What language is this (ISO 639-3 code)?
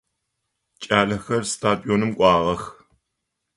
ady